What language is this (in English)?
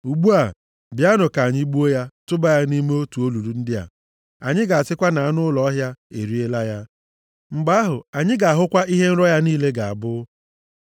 Igbo